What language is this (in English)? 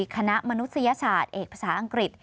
Thai